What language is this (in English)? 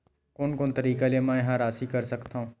Chhattisgarhi